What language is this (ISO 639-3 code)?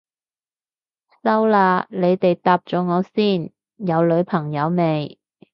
yue